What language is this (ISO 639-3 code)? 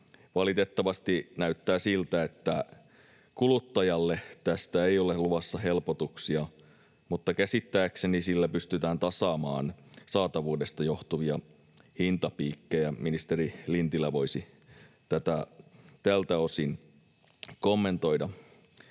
fin